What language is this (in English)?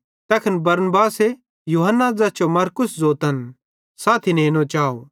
Bhadrawahi